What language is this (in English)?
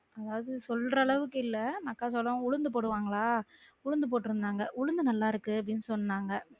Tamil